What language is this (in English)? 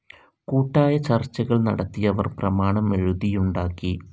Malayalam